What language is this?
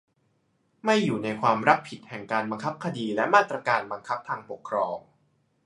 Thai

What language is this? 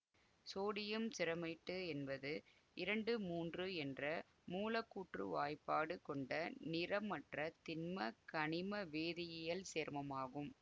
Tamil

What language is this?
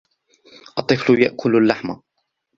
Arabic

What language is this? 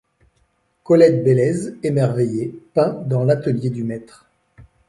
French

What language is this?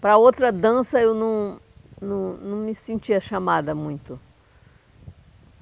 Portuguese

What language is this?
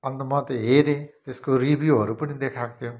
Nepali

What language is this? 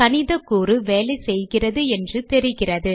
Tamil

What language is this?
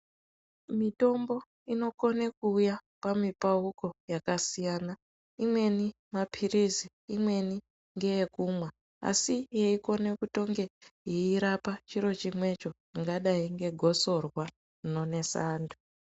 Ndau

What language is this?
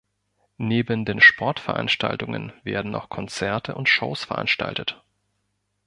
German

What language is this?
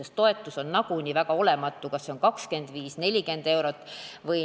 Estonian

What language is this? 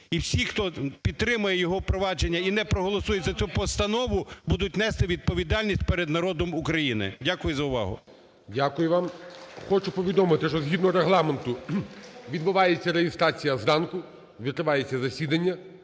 Ukrainian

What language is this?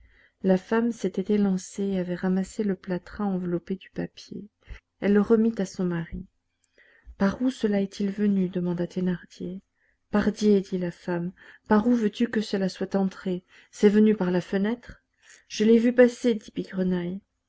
French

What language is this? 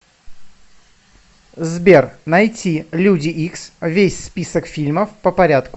Russian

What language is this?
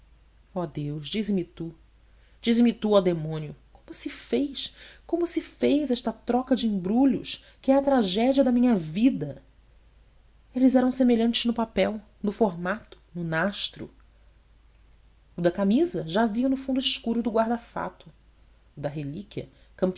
Portuguese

